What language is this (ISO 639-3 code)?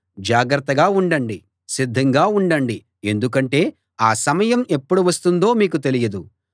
tel